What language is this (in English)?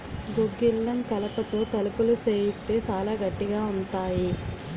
Telugu